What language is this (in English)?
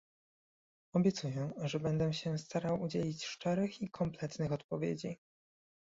Polish